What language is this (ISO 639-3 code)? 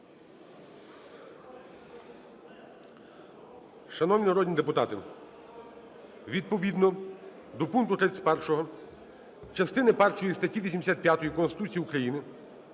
ukr